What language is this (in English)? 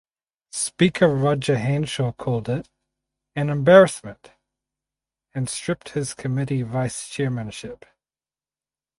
English